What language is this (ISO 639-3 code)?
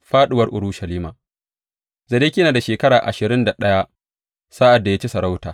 hau